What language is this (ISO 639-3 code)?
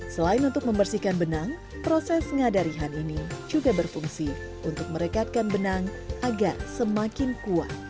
ind